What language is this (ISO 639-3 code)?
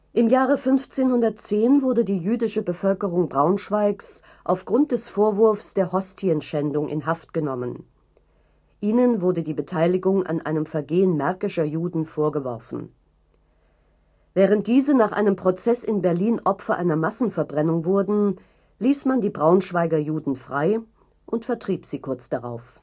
deu